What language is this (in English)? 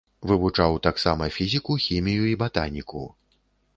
Belarusian